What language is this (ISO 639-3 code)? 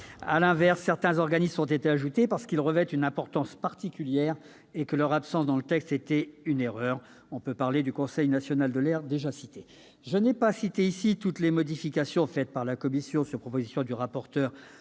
fra